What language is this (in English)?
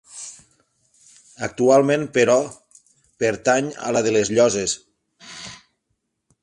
Catalan